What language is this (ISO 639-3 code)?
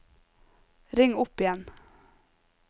nor